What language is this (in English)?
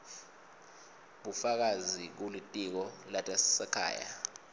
Swati